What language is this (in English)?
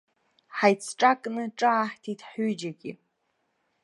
Abkhazian